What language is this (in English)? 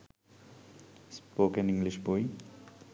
Bangla